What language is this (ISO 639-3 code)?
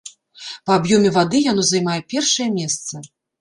bel